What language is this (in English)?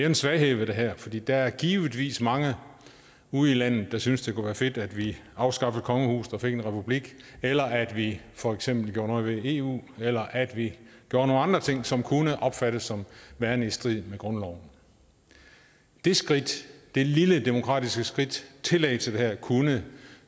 Danish